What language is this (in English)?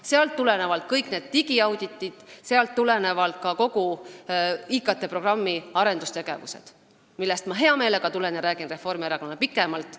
Estonian